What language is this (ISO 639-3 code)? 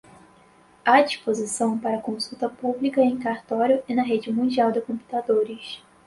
por